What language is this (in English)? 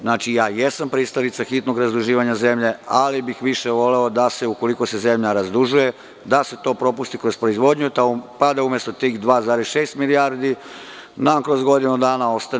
Serbian